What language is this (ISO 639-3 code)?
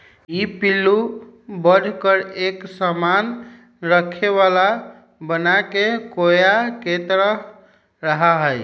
mag